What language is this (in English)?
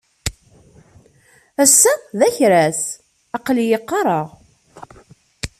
Kabyle